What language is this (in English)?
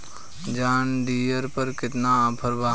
Bhojpuri